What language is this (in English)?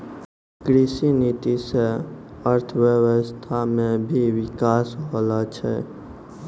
Maithili